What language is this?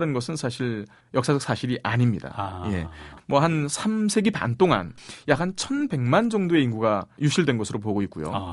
Korean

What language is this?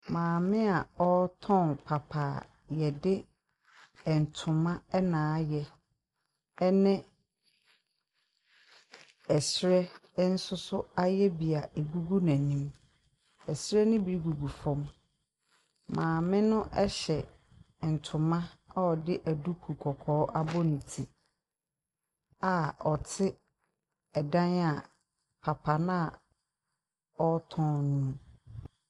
Akan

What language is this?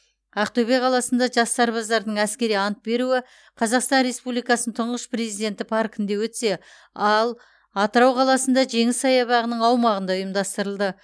Kazakh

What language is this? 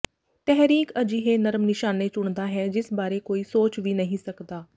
Punjabi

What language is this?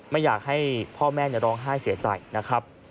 Thai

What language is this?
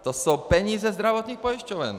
Czech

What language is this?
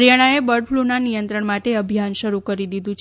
Gujarati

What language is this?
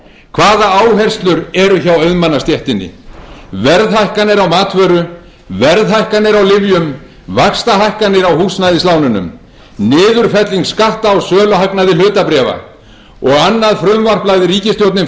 Icelandic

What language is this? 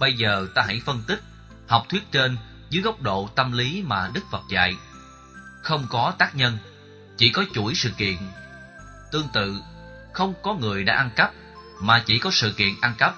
Vietnamese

